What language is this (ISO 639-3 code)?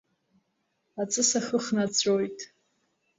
abk